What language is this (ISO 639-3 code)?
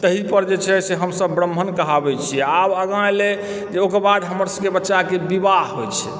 mai